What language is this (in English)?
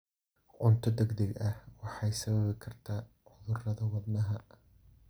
Somali